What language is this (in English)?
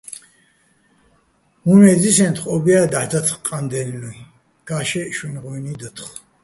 Bats